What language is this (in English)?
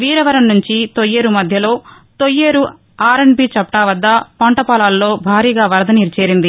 Telugu